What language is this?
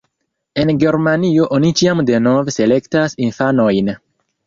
Esperanto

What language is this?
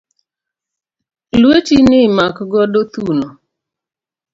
Luo (Kenya and Tanzania)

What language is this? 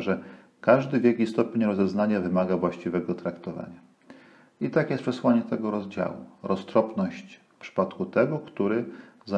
Polish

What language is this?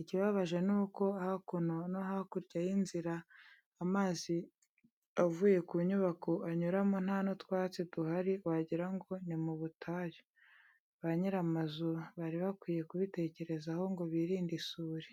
Kinyarwanda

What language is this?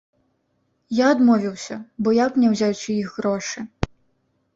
Belarusian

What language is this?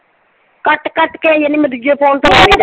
Punjabi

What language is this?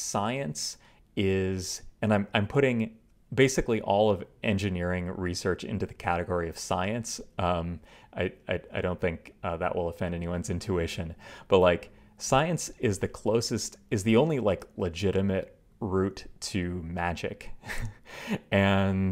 English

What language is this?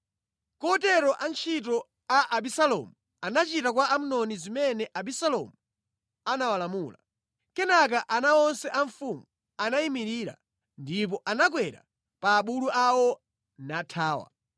Nyanja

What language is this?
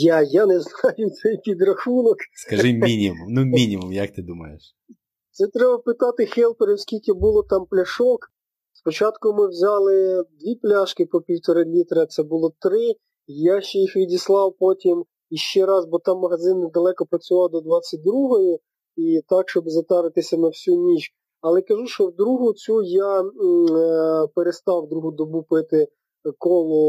Ukrainian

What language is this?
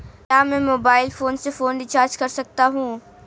Hindi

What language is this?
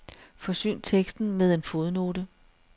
Danish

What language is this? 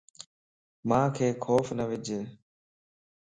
Lasi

